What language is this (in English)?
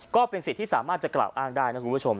Thai